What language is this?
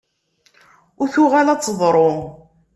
Kabyle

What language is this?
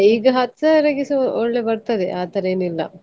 Kannada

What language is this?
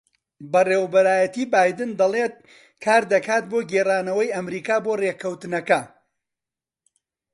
Central Kurdish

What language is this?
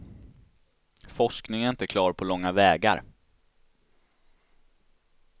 Swedish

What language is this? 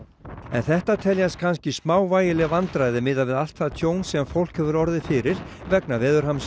Icelandic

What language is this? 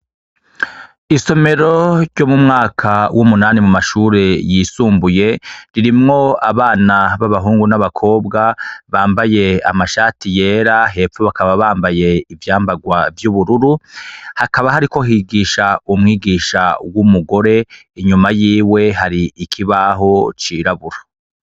Rundi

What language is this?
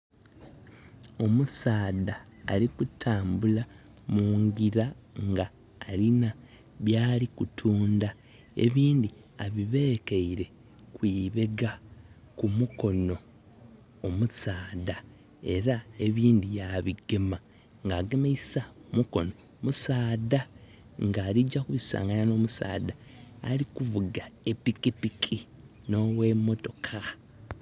Soga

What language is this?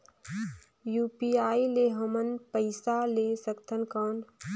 Chhattisgarhi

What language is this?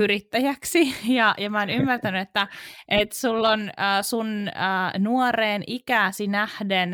Finnish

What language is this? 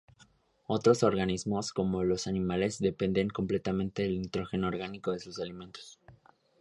Spanish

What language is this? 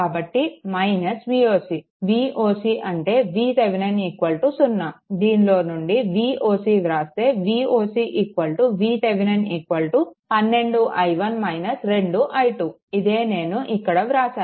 Telugu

